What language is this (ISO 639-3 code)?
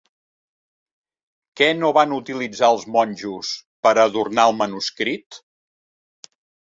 cat